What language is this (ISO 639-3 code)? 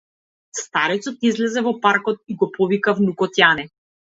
mkd